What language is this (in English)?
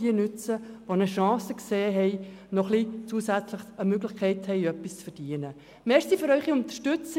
Swiss German